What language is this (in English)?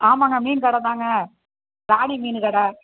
Tamil